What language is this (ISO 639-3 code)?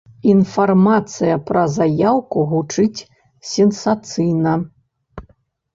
bel